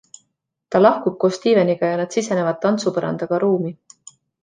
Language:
Estonian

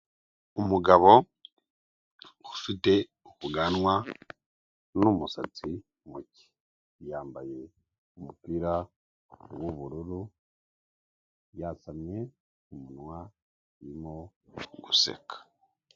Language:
Kinyarwanda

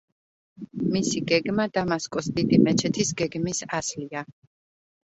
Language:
Georgian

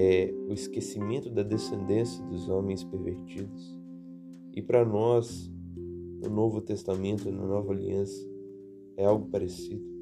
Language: Portuguese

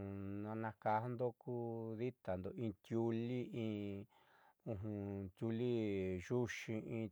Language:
Southeastern Nochixtlán Mixtec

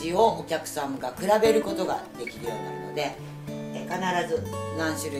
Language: Japanese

